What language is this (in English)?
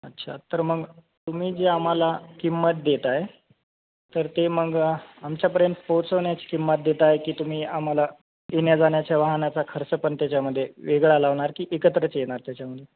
Marathi